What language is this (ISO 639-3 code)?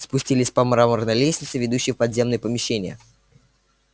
rus